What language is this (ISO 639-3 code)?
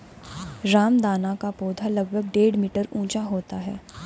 hin